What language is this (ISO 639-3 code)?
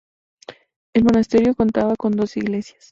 spa